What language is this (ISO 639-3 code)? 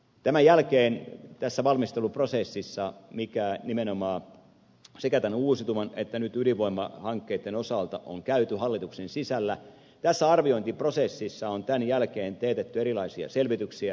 fin